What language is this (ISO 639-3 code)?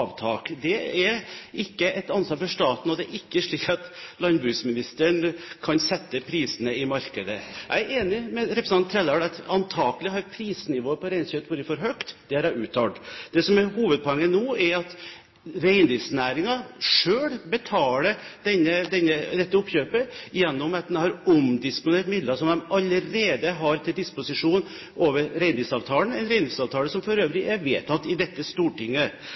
nob